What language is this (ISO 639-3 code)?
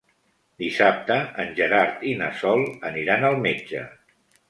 cat